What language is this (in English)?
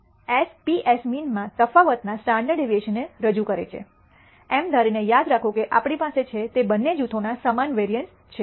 Gujarati